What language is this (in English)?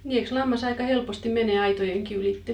Finnish